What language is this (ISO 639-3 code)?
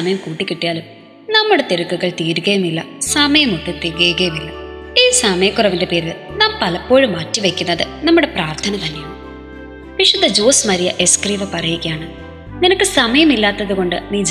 mal